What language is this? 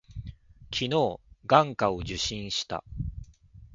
Japanese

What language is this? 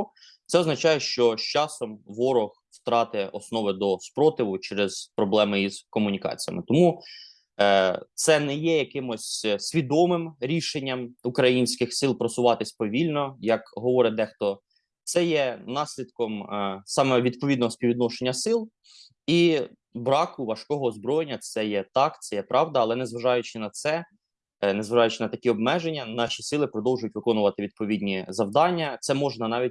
Ukrainian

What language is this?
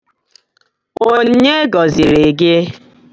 Igbo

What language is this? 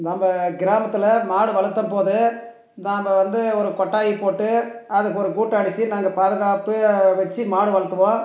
Tamil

